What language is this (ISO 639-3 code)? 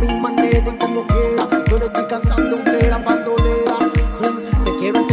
tha